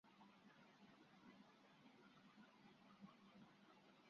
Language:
Swahili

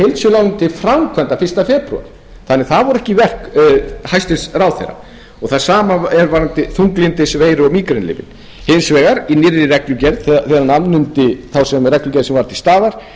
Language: Icelandic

